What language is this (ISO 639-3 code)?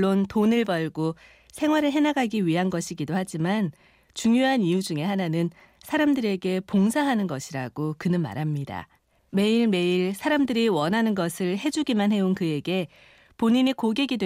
kor